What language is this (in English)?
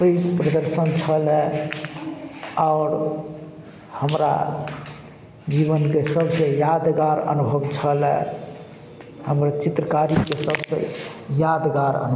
Maithili